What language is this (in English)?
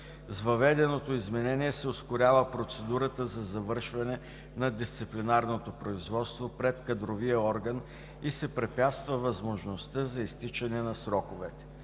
Bulgarian